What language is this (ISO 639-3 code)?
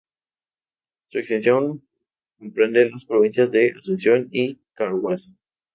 spa